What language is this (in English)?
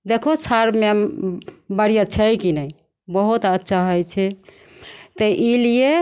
Maithili